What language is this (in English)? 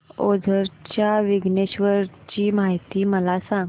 Marathi